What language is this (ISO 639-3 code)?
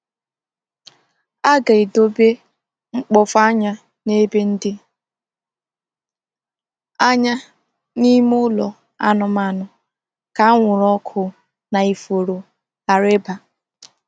ibo